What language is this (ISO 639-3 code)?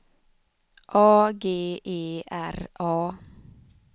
swe